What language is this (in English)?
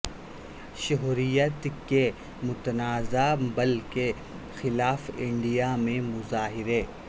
Urdu